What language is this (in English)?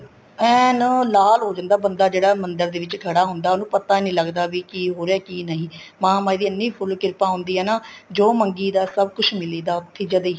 Punjabi